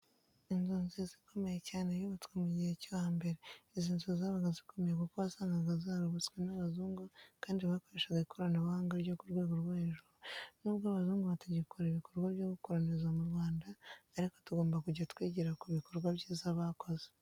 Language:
Kinyarwanda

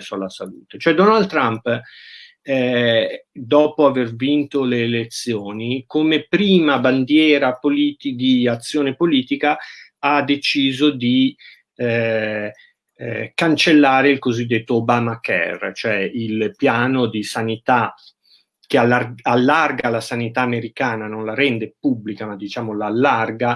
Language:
Italian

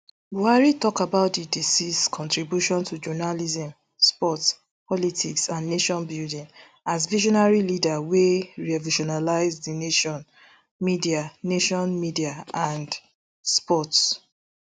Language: Nigerian Pidgin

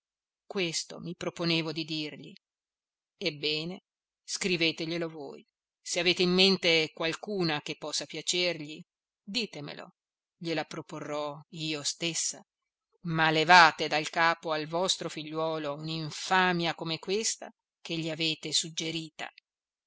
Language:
Italian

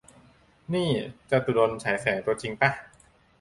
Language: Thai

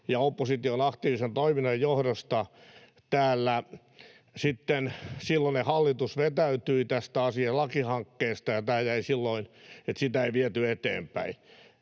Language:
Finnish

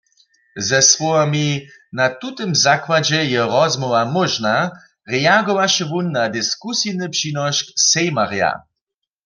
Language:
Upper Sorbian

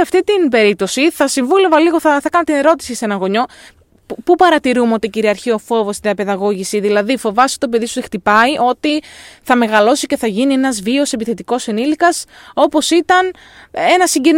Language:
Greek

